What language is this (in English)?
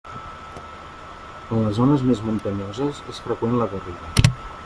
Catalan